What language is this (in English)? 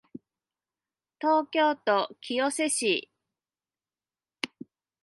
Japanese